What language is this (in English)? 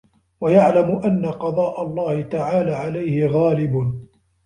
Arabic